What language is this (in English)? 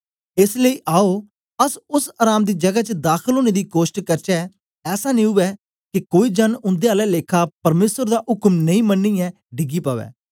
Dogri